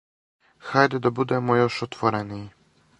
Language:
Serbian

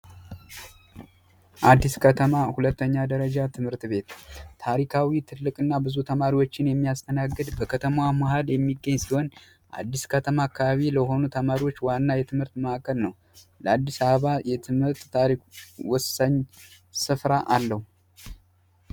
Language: Amharic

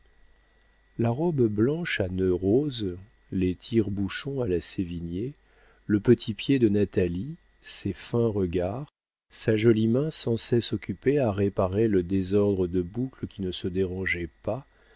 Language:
French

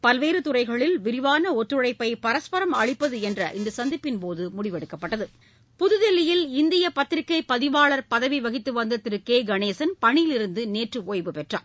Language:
Tamil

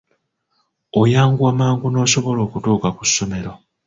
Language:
Ganda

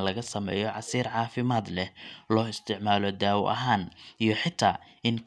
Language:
Somali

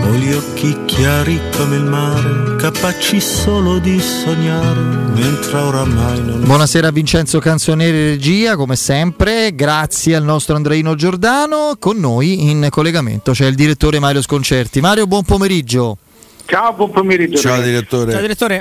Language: Italian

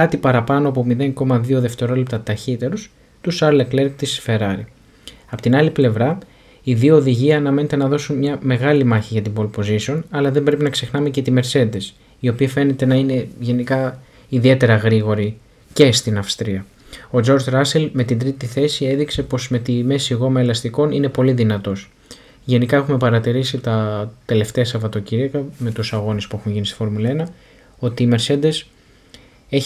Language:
Greek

